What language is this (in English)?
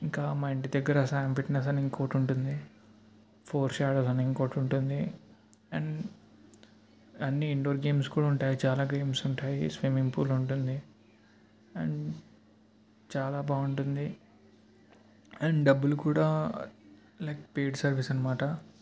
Telugu